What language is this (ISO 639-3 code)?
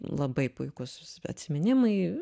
lit